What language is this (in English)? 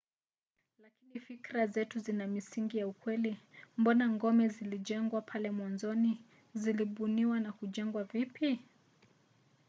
Swahili